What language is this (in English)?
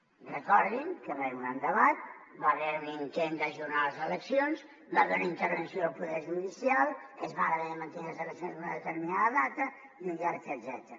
Catalan